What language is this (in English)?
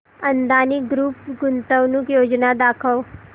Marathi